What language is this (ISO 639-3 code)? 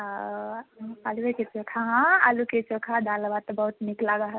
mai